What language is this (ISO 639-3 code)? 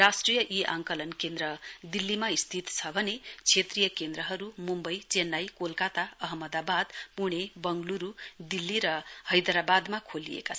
nep